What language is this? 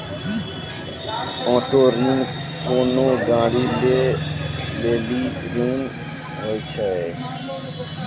Maithili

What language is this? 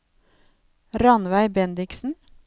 Norwegian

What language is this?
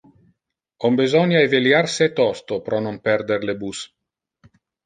Interlingua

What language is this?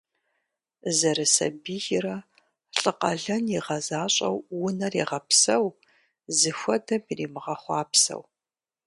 Kabardian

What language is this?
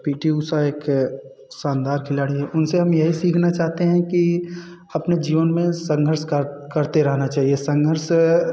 Hindi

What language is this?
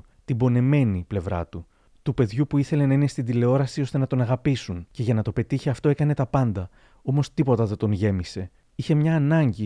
Greek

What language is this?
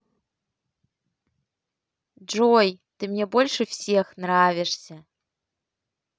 Russian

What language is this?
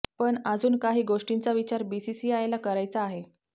Marathi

